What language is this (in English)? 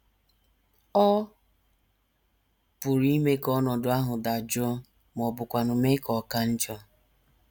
Igbo